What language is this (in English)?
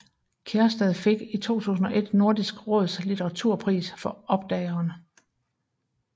Danish